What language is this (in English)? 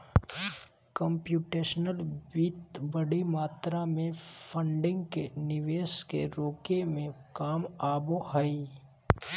Magahi